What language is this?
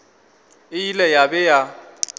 Northern Sotho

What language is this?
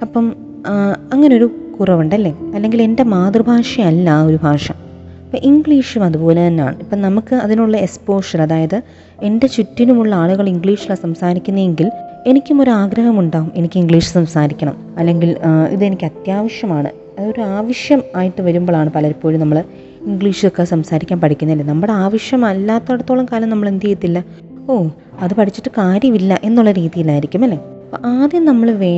Malayalam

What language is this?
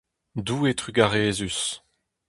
Breton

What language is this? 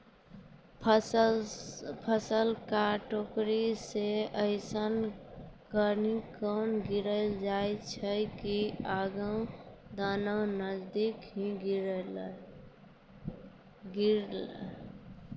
Maithili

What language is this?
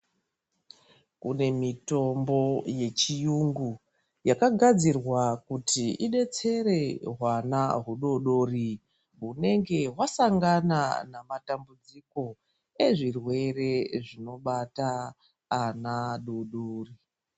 Ndau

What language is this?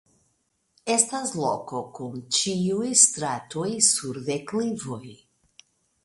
Esperanto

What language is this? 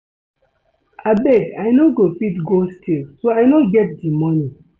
Nigerian Pidgin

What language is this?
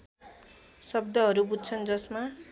Nepali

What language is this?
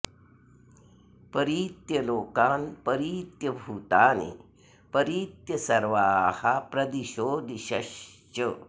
Sanskrit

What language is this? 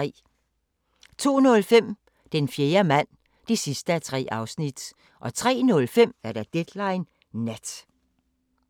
Danish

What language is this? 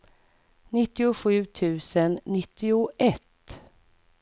Swedish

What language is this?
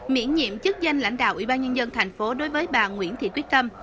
Vietnamese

